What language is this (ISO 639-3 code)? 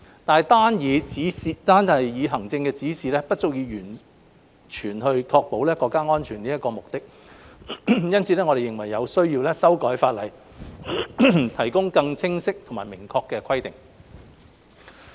yue